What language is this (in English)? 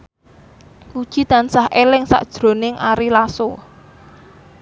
Javanese